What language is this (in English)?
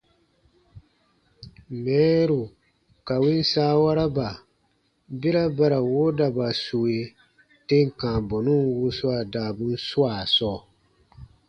Baatonum